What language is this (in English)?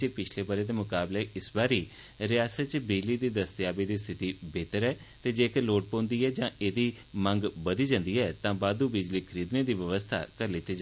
Dogri